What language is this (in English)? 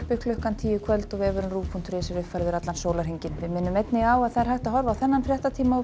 Icelandic